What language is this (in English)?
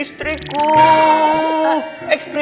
Indonesian